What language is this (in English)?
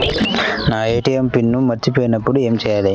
Telugu